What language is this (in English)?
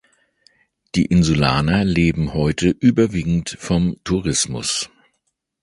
German